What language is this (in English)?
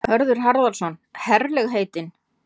Icelandic